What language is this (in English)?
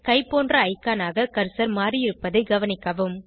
Tamil